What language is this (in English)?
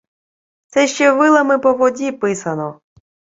Ukrainian